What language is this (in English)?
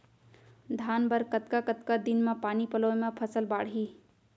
Chhattisgarhi